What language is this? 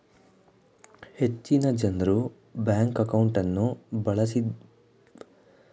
Kannada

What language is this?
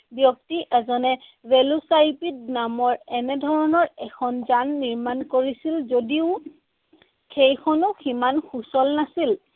Assamese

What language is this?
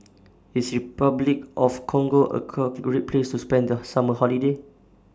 English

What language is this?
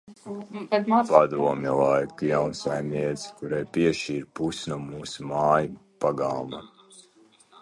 Latvian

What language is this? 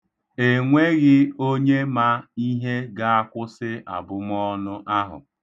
Igbo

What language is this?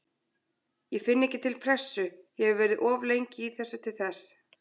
Icelandic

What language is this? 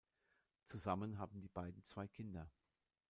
German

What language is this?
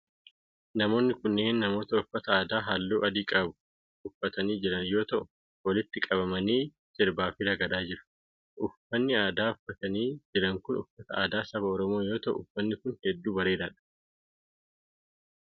Oromo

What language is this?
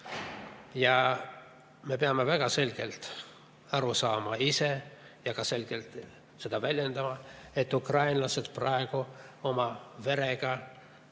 Estonian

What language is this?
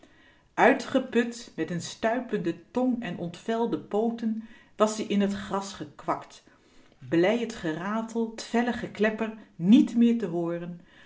Dutch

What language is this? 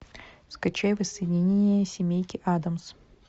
Russian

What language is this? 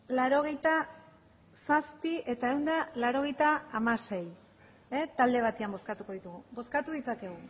Basque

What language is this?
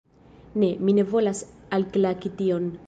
Esperanto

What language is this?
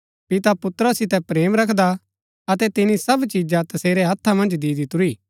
Gaddi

